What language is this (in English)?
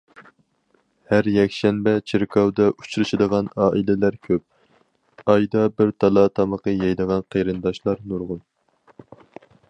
Uyghur